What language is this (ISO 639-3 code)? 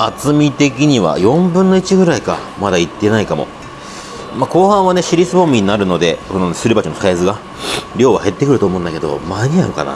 jpn